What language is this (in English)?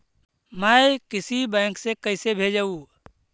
Magahi